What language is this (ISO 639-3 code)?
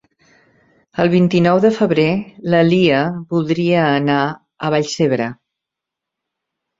cat